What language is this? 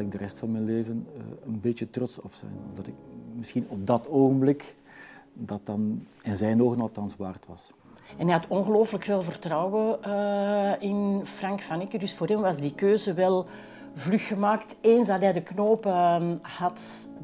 Dutch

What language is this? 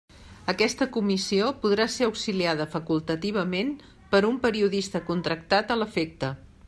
Catalan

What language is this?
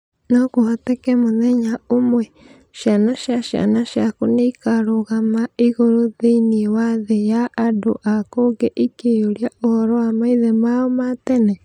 Kikuyu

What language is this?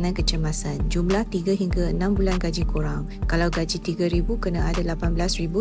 Malay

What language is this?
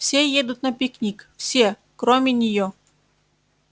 Russian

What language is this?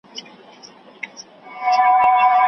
Pashto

